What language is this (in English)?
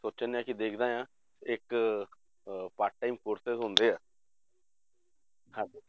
Punjabi